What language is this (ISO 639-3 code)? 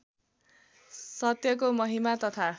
nep